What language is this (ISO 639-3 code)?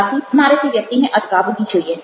guj